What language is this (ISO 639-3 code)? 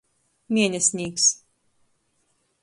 ltg